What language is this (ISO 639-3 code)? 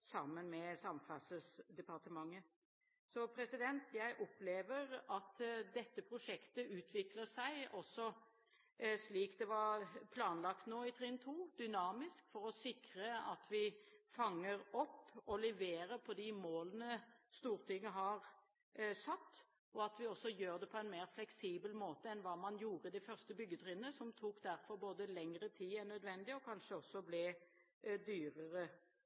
nob